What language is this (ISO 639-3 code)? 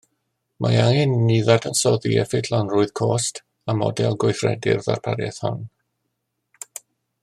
cym